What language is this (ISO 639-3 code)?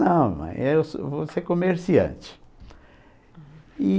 por